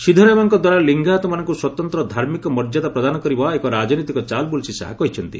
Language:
Odia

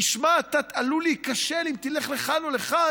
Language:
Hebrew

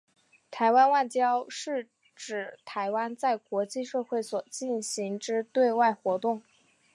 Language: Chinese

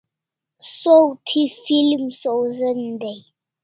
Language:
Kalasha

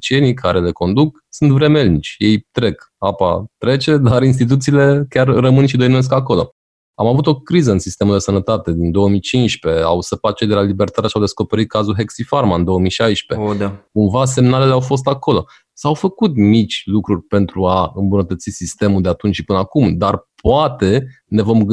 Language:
Romanian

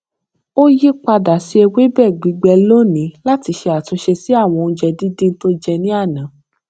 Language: Yoruba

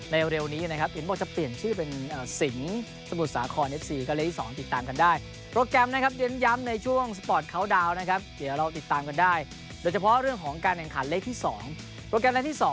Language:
Thai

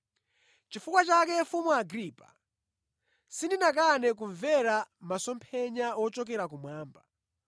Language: Nyanja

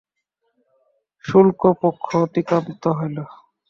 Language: Bangla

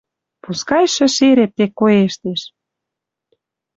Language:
Western Mari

